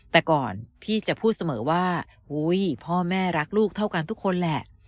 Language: Thai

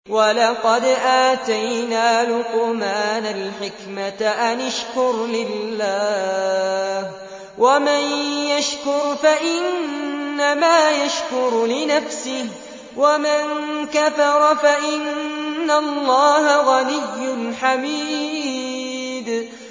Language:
Arabic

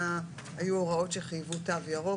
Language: Hebrew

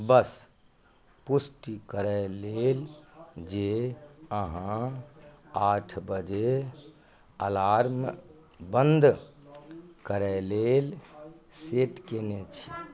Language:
Maithili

